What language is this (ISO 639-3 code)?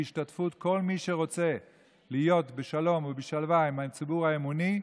heb